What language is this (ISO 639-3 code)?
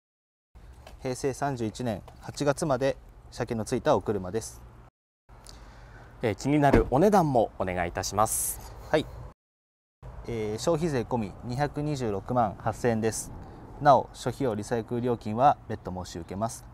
jpn